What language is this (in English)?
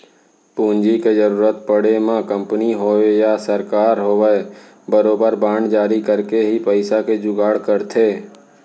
Chhattisgarhi